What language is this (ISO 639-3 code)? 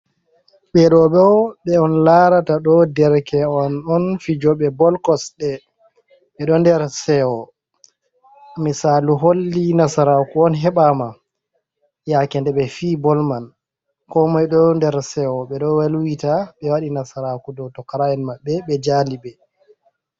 ful